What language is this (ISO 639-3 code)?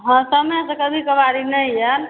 mai